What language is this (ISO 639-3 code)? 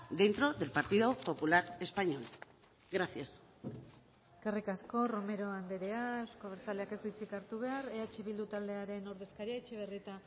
eus